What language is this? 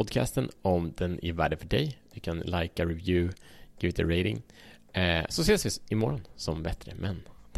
Swedish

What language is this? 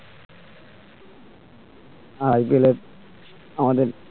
Bangla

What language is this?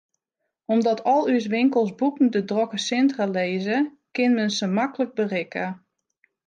Western Frisian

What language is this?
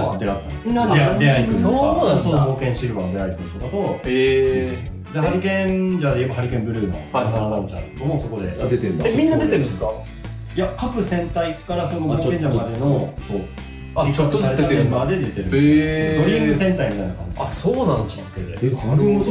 Japanese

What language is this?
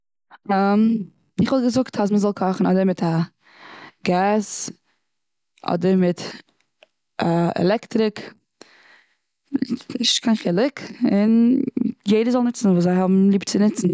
Yiddish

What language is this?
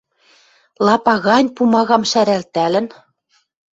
Western Mari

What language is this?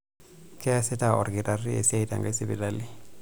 Masai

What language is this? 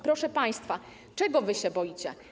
Polish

